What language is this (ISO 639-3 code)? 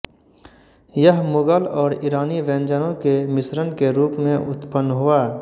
hin